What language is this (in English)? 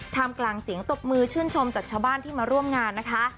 Thai